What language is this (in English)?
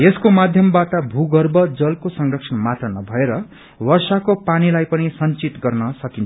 Nepali